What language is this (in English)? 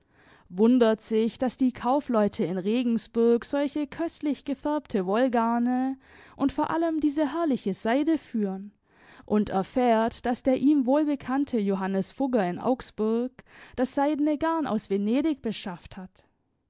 German